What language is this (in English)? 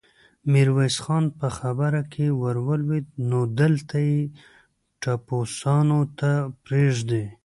Pashto